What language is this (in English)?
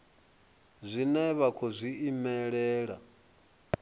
Venda